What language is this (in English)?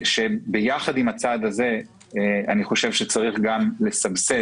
Hebrew